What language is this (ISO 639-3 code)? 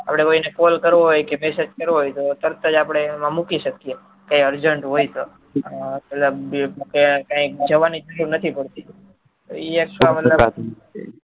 guj